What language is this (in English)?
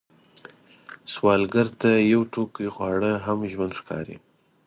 Pashto